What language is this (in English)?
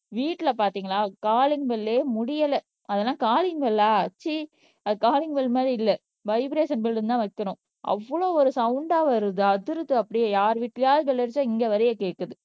Tamil